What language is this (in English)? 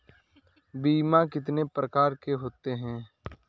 Hindi